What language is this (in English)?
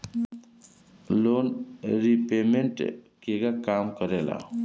Bhojpuri